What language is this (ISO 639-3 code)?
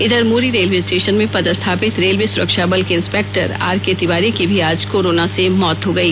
hin